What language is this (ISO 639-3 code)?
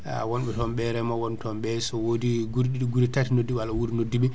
ful